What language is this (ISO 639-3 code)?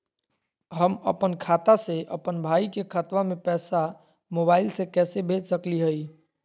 mag